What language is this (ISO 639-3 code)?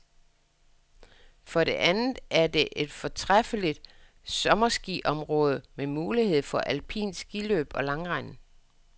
dan